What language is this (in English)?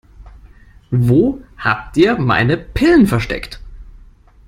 German